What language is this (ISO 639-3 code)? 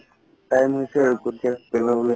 asm